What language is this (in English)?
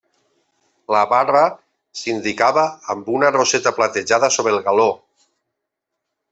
Catalan